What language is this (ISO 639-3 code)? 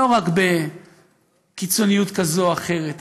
heb